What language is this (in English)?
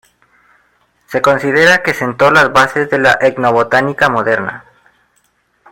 Spanish